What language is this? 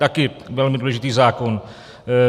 Czech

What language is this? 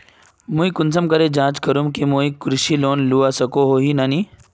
Magahi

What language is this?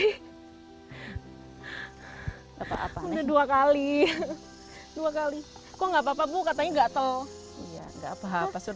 Indonesian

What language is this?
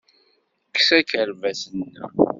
Kabyle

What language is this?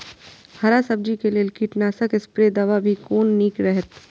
Maithili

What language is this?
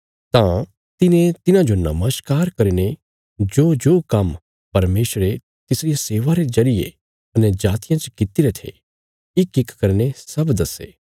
Bilaspuri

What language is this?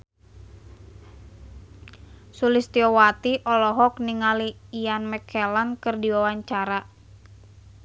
Sundanese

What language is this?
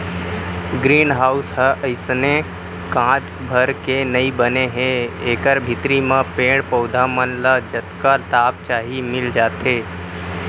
Chhattisgarhi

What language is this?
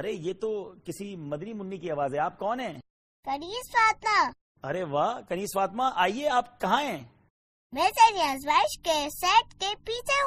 Urdu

